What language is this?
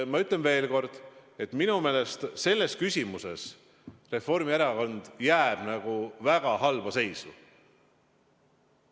Estonian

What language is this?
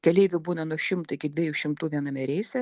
Lithuanian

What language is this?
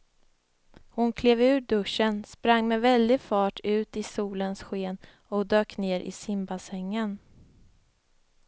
Swedish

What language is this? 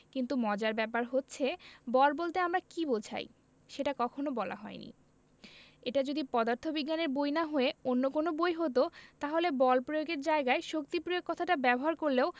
Bangla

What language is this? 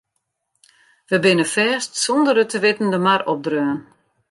Western Frisian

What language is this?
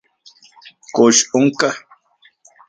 Central Puebla Nahuatl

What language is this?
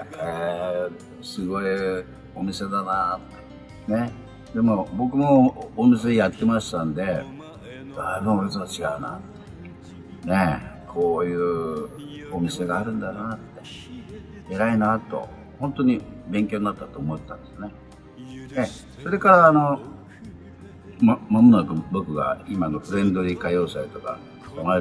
Japanese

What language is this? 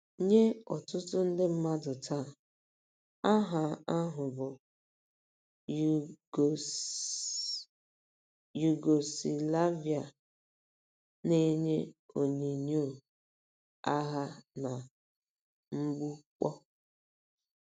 Igbo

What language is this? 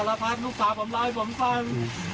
Thai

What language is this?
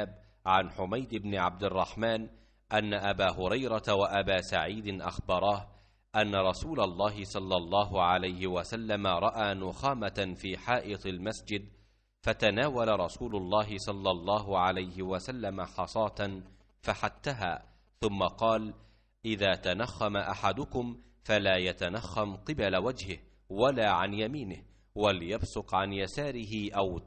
Arabic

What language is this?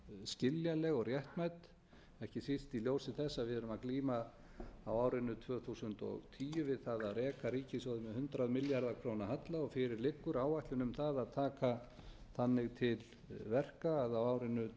Icelandic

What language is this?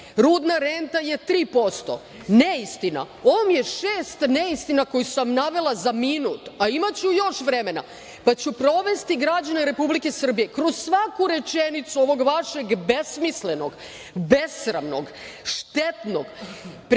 Serbian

